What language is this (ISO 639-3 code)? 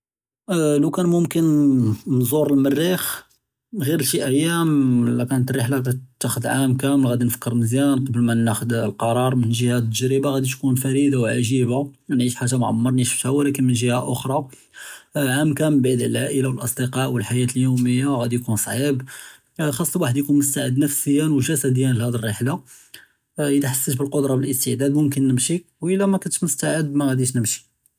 jrb